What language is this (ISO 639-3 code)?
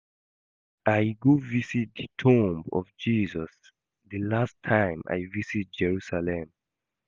pcm